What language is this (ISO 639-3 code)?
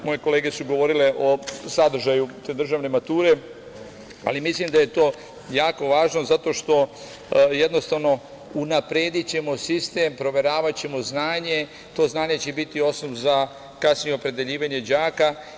srp